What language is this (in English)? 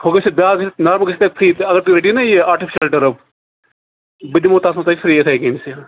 Kashmiri